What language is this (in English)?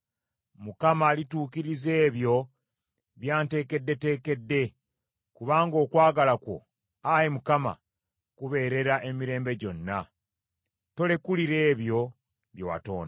Ganda